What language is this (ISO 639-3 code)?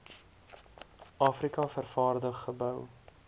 afr